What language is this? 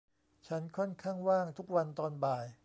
Thai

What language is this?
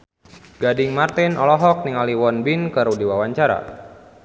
Sundanese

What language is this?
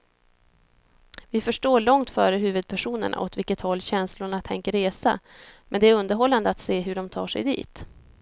Swedish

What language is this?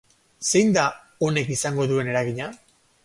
Basque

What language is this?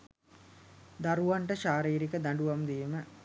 Sinhala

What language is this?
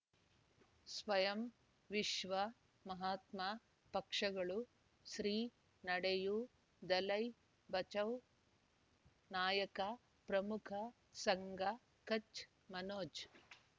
Kannada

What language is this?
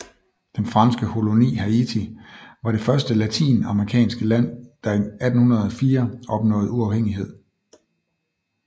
Danish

